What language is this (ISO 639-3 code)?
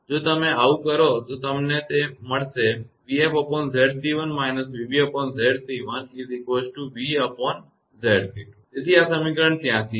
guj